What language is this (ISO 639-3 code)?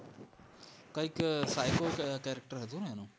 guj